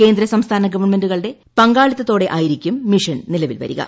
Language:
Malayalam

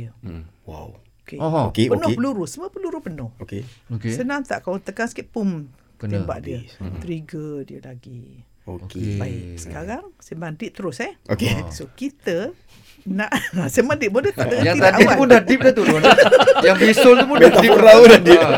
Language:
Malay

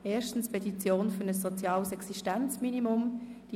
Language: Swiss German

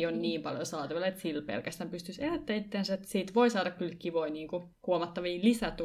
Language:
Finnish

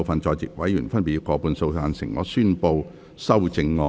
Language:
Cantonese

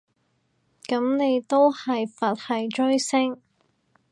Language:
Cantonese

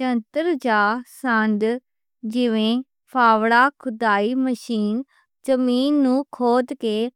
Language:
Western Panjabi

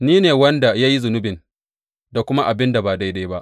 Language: Hausa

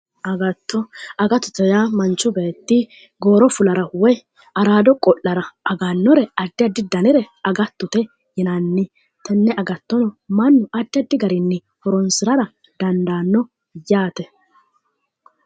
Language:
Sidamo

